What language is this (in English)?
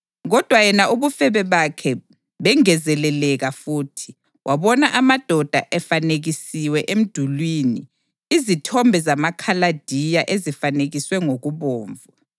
North Ndebele